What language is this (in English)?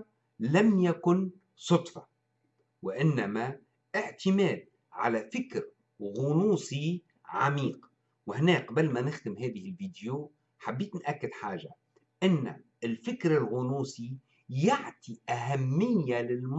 Arabic